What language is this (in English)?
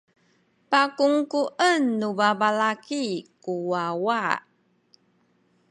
Sakizaya